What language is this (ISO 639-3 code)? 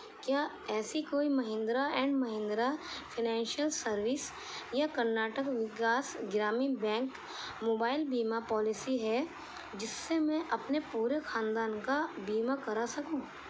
urd